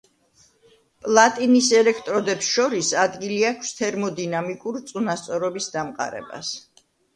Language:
Georgian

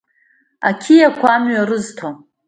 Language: Abkhazian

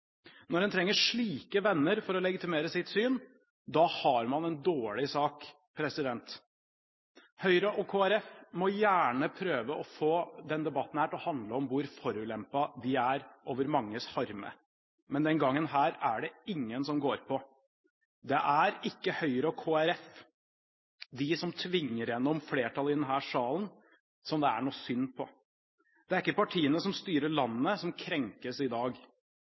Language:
Norwegian Bokmål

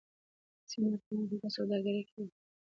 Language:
Pashto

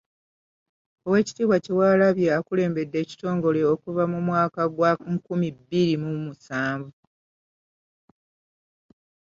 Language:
Ganda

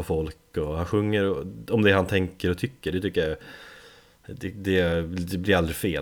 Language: Swedish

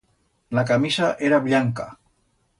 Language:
Aragonese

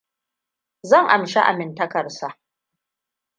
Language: Hausa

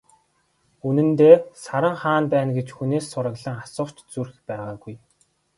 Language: Mongolian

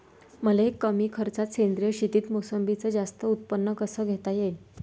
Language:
Marathi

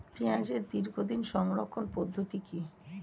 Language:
Bangla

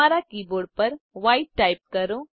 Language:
Gujarati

